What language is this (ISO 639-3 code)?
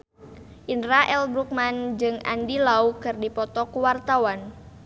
sun